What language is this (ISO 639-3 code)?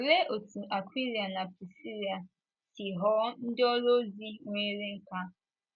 ibo